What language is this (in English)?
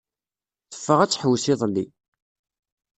Kabyle